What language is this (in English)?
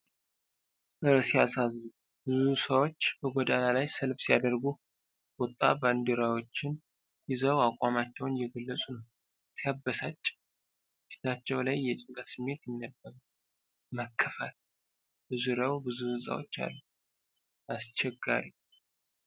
Amharic